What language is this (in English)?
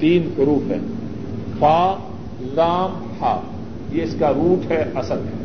Urdu